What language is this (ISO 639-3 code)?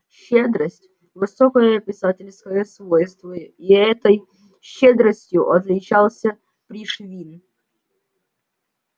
rus